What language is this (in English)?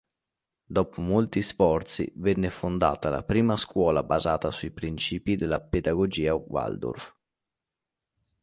Italian